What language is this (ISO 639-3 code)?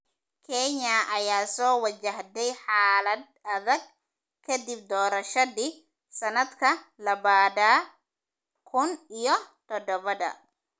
som